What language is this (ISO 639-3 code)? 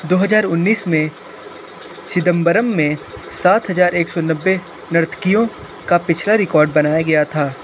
hin